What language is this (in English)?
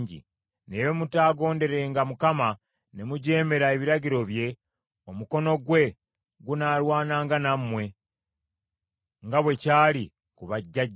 Ganda